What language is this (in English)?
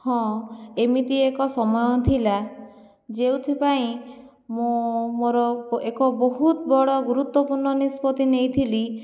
Odia